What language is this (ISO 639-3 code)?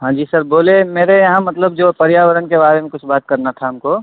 mai